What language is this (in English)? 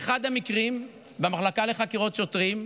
Hebrew